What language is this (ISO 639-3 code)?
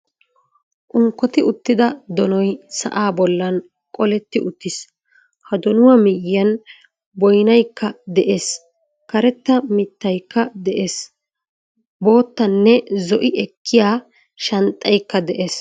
wal